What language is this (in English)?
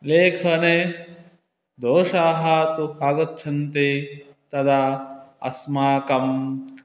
Sanskrit